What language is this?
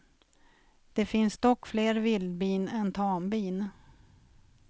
Swedish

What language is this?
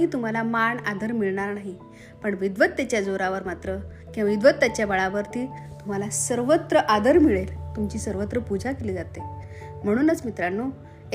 Marathi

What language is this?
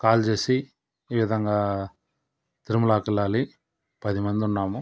Telugu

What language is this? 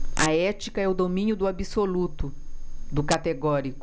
Portuguese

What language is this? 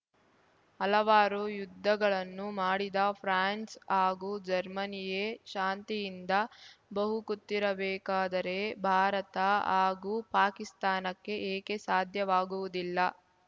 Kannada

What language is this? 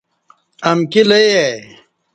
Kati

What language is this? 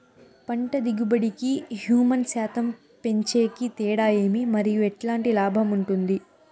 Telugu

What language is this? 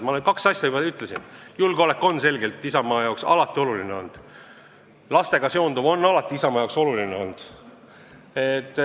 Estonian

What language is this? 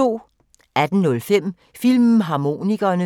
Danish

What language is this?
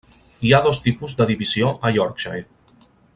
Catalan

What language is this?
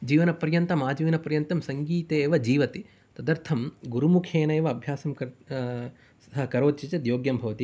Sanskrit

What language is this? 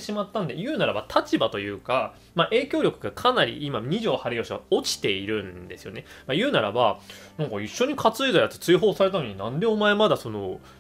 Japanese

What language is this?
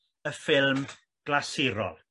Welsh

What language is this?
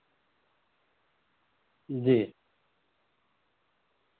Urdu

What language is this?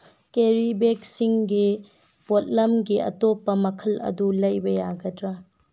Manipuri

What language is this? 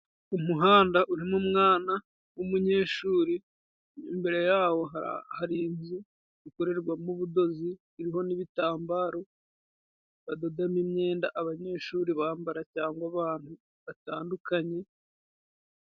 Kinyarwanda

